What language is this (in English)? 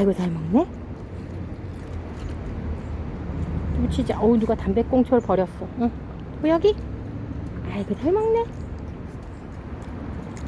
Korean